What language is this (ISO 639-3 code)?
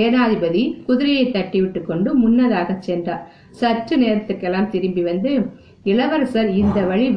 tam